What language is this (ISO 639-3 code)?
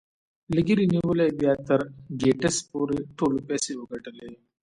pus